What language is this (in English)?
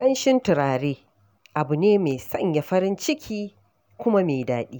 Hausa